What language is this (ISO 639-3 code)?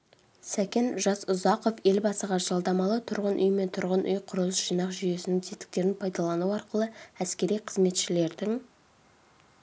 kaz